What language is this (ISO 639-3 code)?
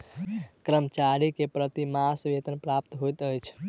mai